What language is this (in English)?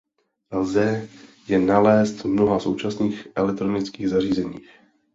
Czech